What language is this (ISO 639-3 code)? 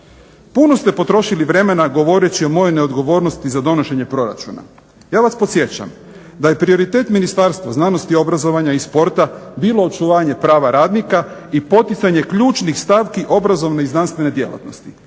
hrv